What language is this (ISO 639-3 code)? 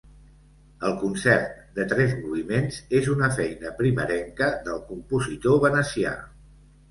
cat